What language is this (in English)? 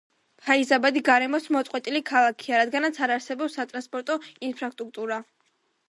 Georgian